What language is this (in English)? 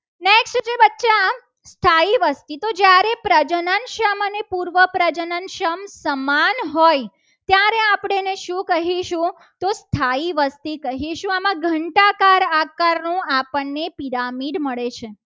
Gujarati